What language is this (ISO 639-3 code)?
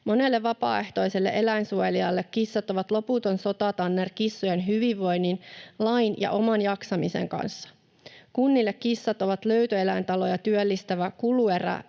fin